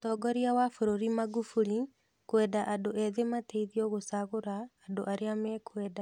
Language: Kikuyu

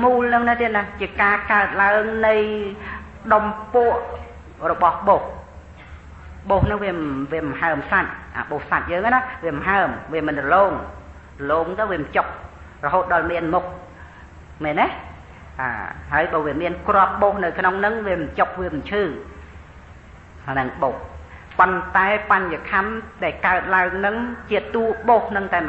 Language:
Thai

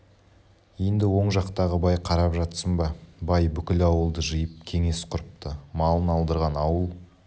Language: Kazakh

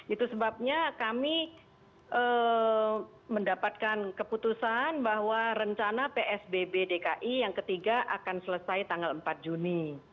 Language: Indonesian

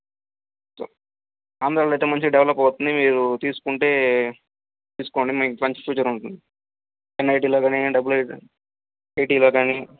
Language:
Telugu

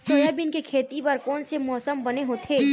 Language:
Chhattisgarhi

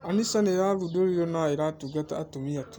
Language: Kikuyu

